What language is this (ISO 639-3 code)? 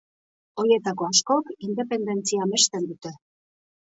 eus